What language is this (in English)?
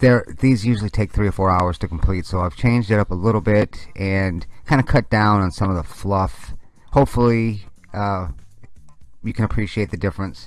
English